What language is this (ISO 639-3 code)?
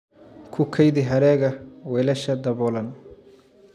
som